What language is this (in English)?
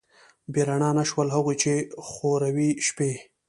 Pashto